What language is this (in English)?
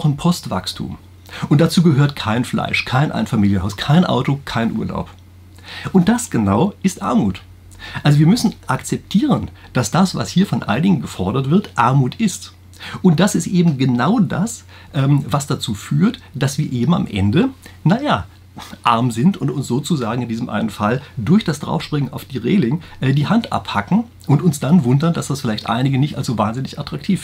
German